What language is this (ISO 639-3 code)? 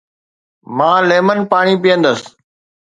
snd